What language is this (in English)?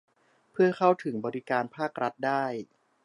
Thai